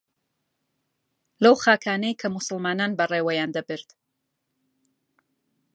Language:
Central Kurdish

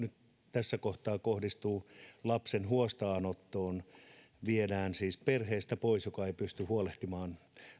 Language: Finnish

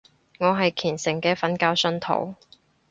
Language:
Cantonese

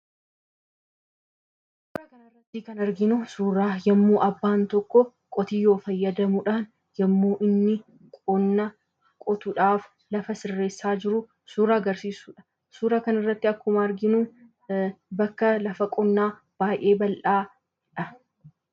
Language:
Oromo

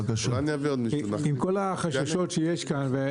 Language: Hebrew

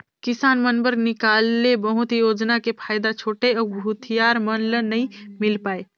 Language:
Chhattisgarhi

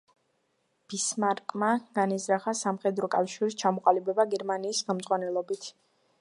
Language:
Georgian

